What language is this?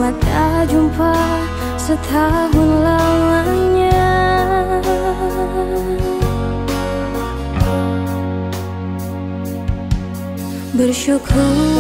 Vietnamese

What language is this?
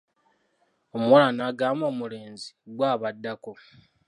Ganda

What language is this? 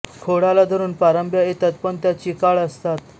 Marathi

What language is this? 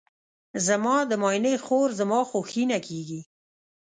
Pashto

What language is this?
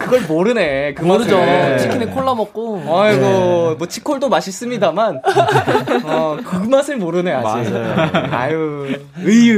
Korean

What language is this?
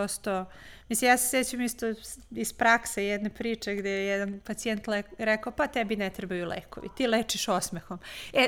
Croatian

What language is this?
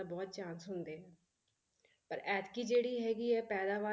Punjabi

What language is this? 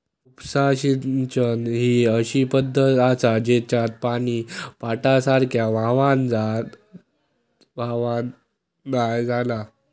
Marathi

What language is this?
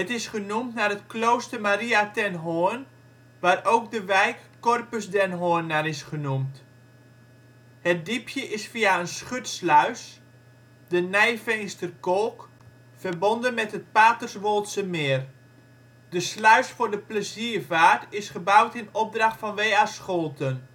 Dutch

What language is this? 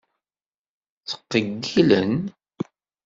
Kabyle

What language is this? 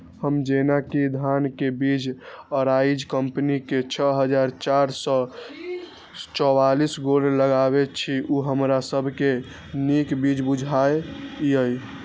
Maithili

